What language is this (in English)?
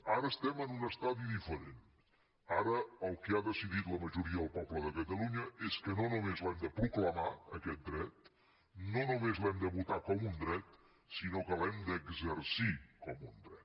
Catalan